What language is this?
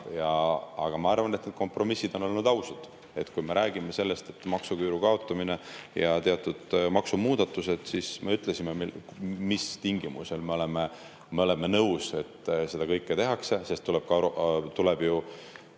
Estonian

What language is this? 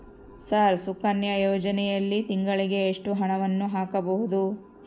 Kannada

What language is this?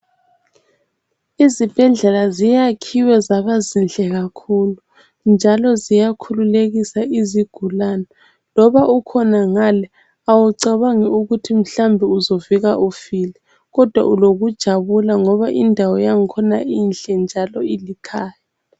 North Ndebele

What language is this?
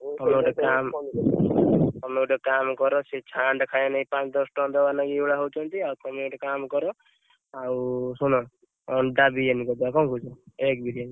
Odia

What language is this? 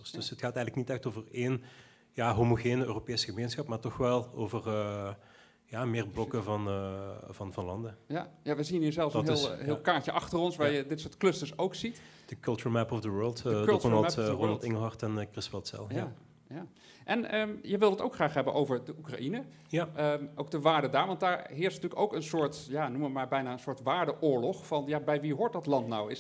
Dutch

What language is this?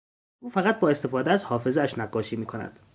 Persian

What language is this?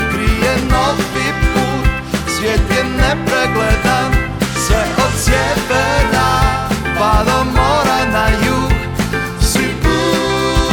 Croatian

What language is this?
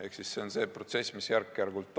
Estonian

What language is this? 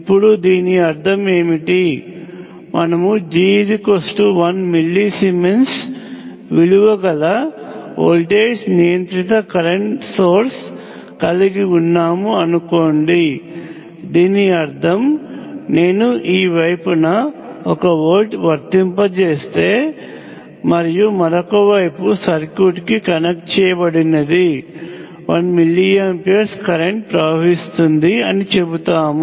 Telugu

